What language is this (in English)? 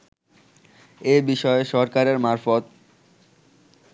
Bangla